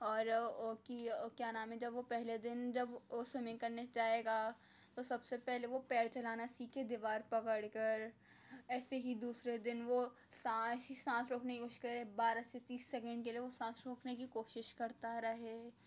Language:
Urdu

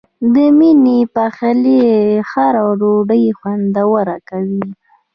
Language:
Pashto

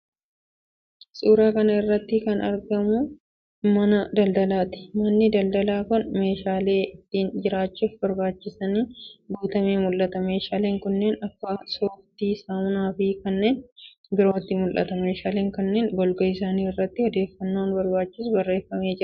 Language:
Oromo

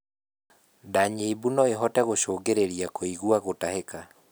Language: Kikuyu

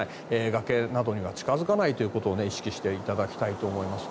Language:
Japanese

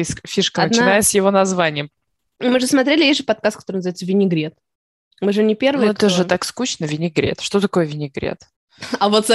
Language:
Russian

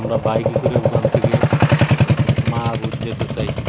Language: Bangla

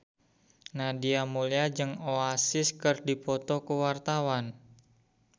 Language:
Sundanese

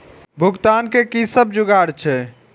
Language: Maithili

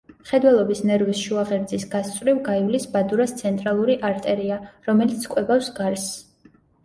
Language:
Georgian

